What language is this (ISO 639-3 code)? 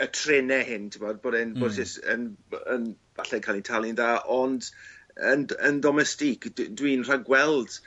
cym